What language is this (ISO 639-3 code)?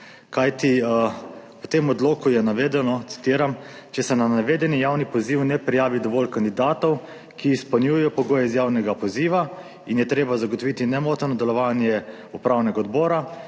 slv